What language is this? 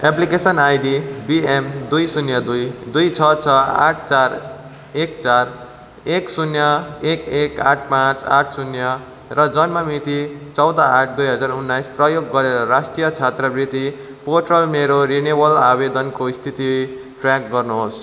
Nepali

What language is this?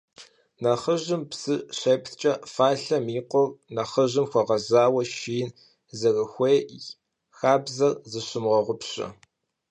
Kabardian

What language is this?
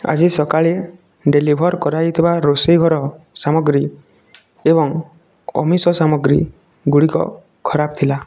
Odia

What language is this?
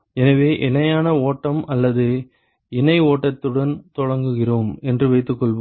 Tamil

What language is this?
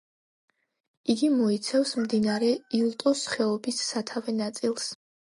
Georgian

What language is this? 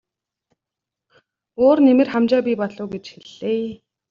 Mongolian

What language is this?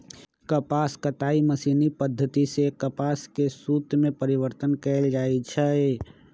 Magahi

